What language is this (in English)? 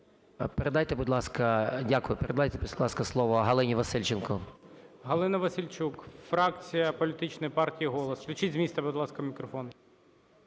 Ukrainian